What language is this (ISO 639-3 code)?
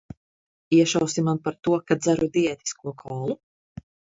lav